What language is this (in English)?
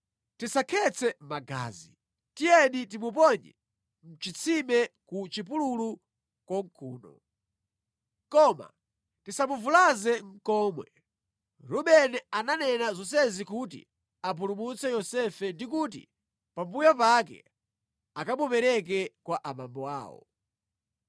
Nyanja